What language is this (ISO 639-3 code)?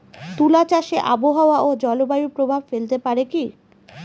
ben